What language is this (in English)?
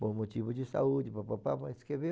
Portuguese